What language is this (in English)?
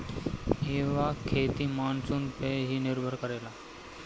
Bhojpuri